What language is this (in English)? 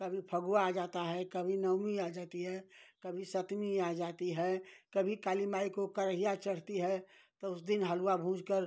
Hindi